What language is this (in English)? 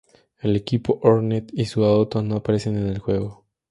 Spanish